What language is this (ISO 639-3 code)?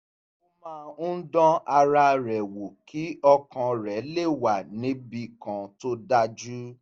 yor